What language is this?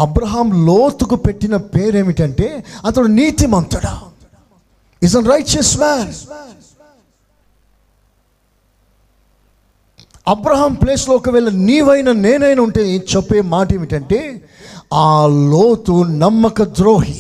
Telugu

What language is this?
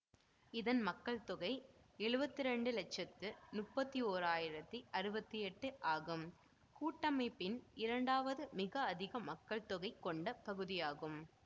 Tamil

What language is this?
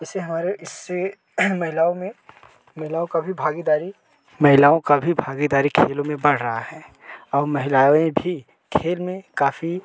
Hindi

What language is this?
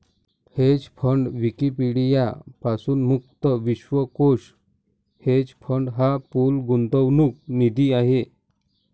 Marathi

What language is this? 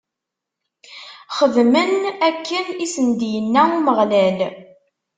Kabyle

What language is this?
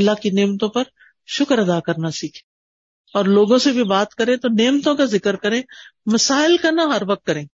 Urdu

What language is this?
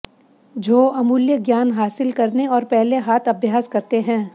Hindi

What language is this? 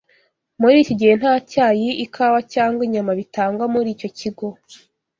Kinyarwanda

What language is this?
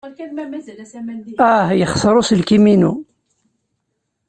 Kabyle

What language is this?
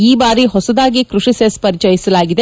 Kannada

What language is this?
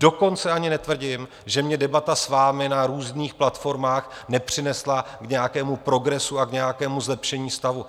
Czech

